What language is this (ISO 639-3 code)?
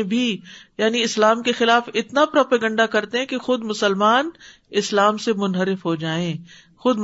urd